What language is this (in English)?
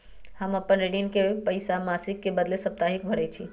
Magahi